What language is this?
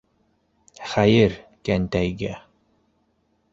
Bashkir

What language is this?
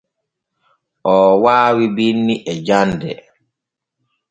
Borgu Fulfulde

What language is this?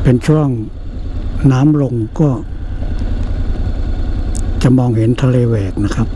Thai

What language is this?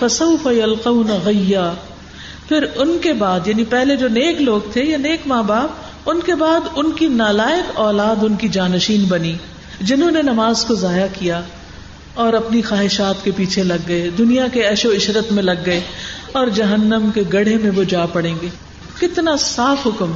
Urdu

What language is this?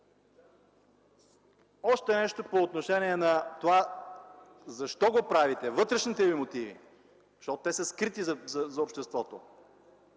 Bulgarian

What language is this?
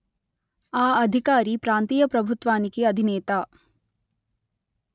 Telugu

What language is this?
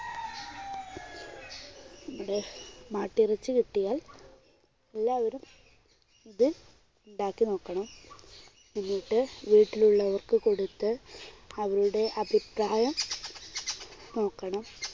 Malayalam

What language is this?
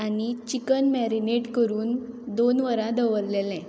Konkani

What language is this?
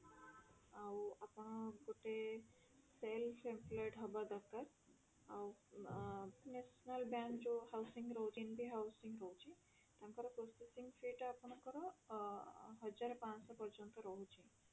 Odia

